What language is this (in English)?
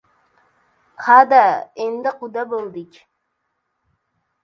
Uzbek